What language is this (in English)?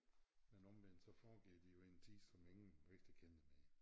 Danish